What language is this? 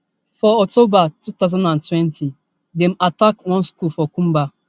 Nigerian Pidgin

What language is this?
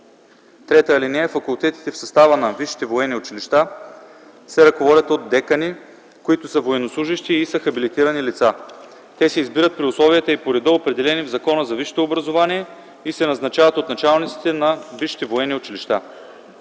Bulgarian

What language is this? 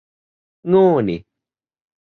Thai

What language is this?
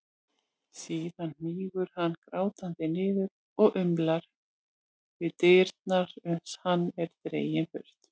Icelandic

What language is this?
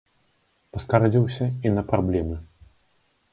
Belarusian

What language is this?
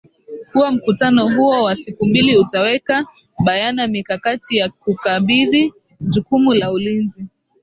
Swahili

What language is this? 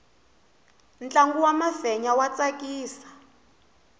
Tsonga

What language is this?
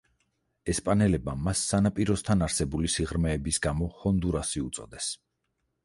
Georgian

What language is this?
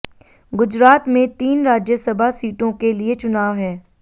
Hindi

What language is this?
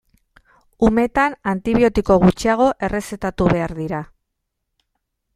Basque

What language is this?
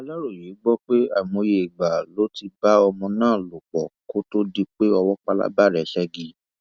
Yoruba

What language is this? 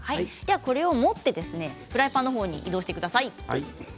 Japanese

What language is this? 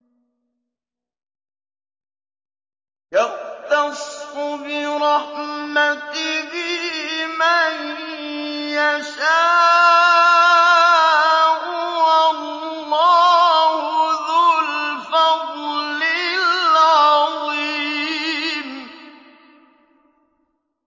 Arabic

